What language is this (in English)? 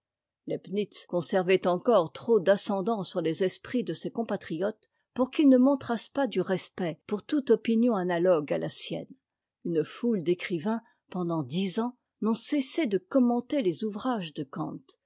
French